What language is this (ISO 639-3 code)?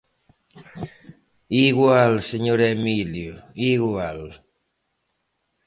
glg